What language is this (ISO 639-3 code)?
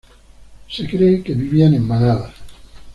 spa